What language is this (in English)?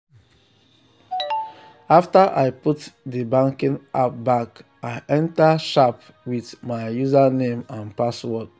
Nigerian Pidgin